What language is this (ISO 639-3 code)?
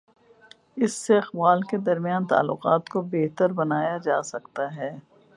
urd